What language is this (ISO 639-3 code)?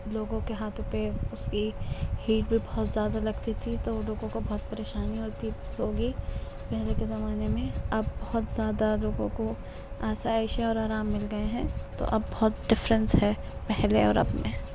urd